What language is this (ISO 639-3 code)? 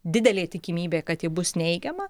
lit